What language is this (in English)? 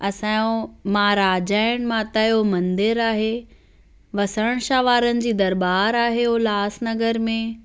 Sindhi